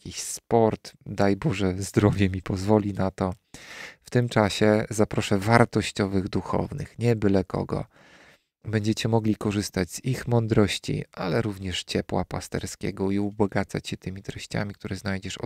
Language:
Polish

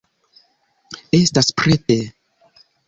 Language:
Esperanto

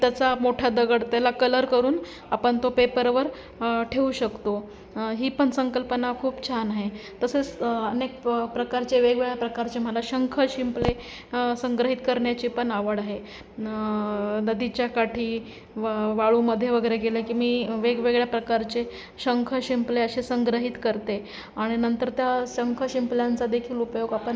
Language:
Marathi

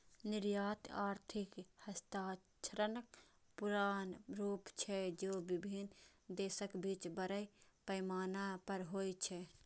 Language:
Maithili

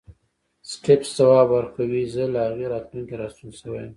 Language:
Pashto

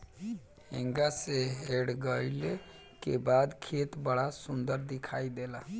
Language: Bhojpuri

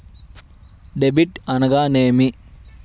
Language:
Telugu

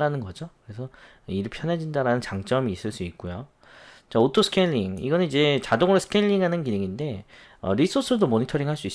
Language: Korean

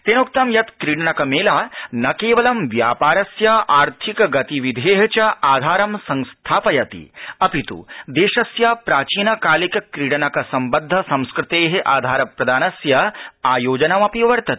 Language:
Sanskrit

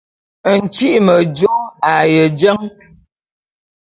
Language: Bulu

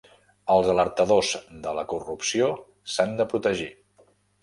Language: Catalan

